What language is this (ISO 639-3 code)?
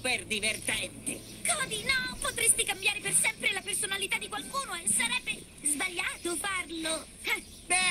ita